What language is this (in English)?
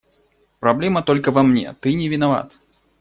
Russian